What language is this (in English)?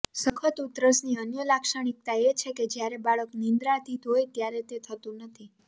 Gujarati